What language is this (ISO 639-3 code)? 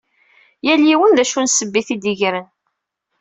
kab